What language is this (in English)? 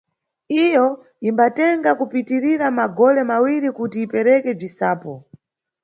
Nyungwe